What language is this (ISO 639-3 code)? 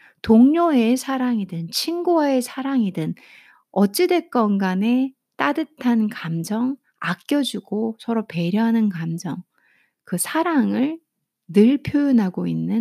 kor